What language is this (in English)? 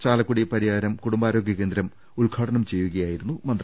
Malayalam